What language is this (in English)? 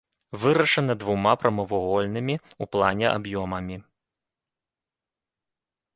Belarusian